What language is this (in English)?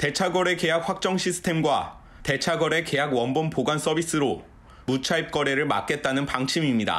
Korean